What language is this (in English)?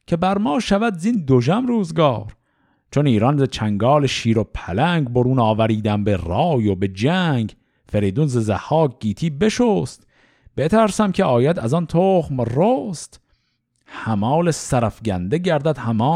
Persian